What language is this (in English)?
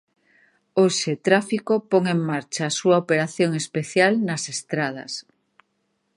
Galician